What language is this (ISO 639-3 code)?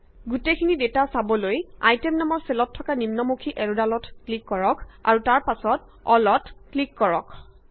asm